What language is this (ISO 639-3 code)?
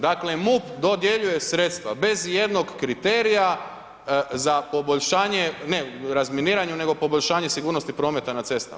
hrv